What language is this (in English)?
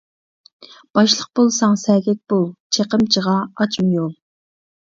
Uyghur